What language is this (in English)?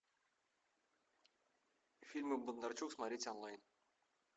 Russian